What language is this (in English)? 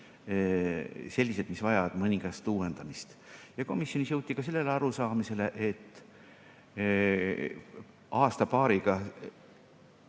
Estonian